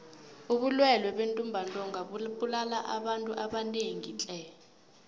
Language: South Ndebele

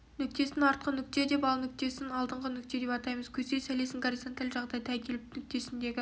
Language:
Kazakh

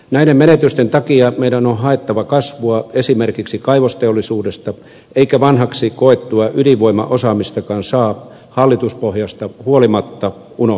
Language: Finnish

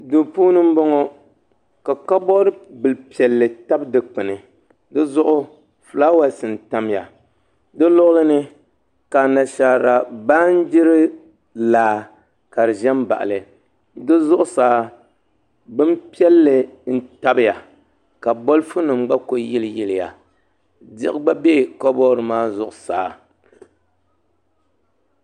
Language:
Dagbani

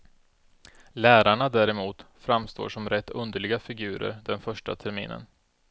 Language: Swedish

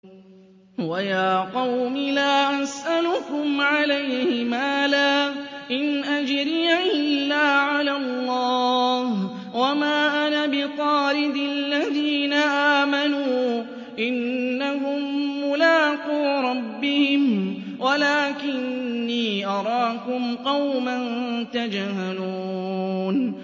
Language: Arabic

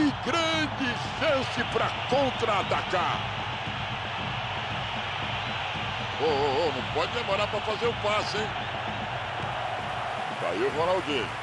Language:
Portuguese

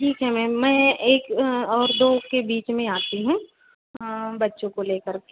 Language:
Hindi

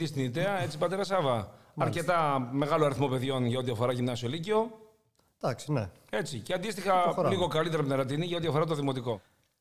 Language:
Greek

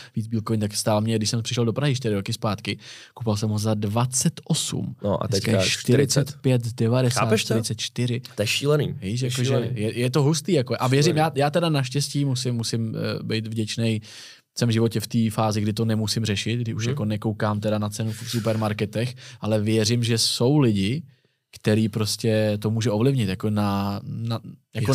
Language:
Czech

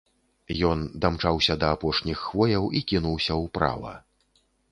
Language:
Belarusian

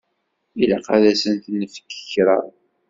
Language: Kabyle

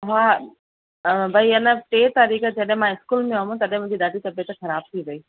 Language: Sindhi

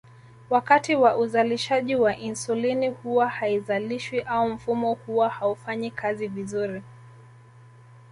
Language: Swahili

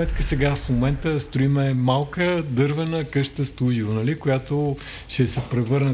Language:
Bulgarian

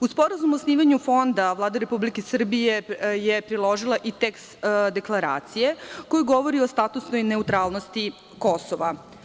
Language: Serbian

